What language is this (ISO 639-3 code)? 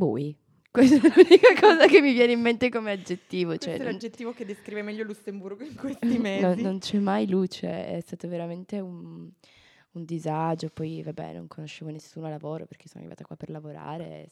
ita